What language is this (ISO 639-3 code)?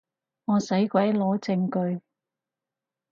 yue